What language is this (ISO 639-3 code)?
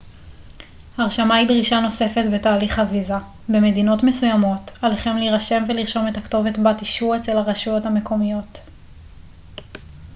heb